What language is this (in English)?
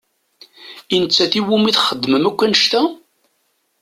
Kabyle